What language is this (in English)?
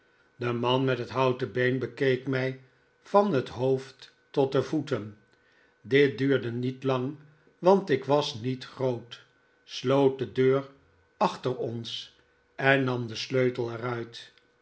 Dutch